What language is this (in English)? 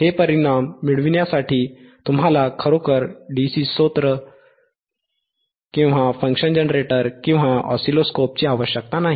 Marathi